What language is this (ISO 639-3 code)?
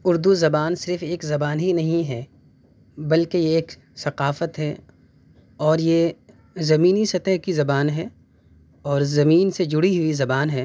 urd